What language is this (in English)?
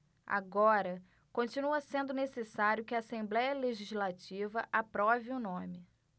Portuguese